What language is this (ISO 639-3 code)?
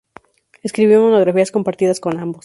spa